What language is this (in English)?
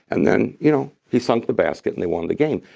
English